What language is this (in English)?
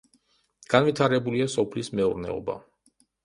Georgian